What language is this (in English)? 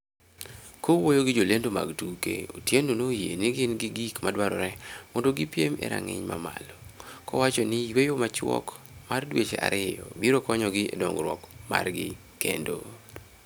Luo (Kenya and Tanzania)